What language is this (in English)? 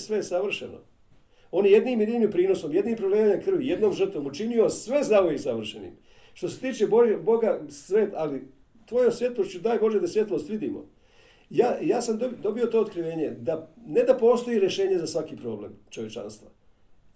Croatian